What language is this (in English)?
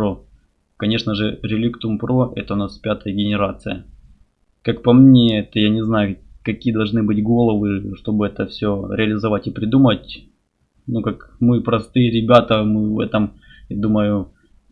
Russian